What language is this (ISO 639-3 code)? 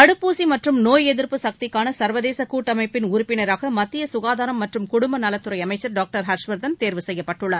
tam